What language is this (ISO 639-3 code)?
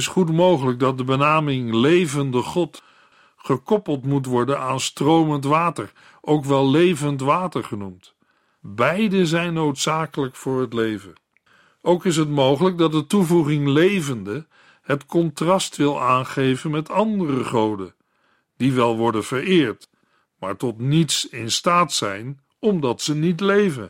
nld